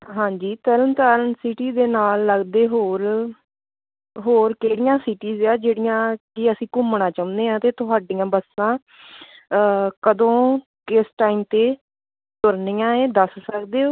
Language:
Punjabi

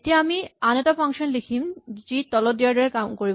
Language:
Assamese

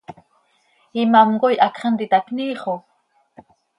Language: Seri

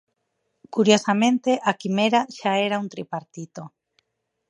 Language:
Galician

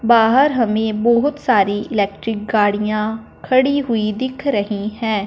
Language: Hindi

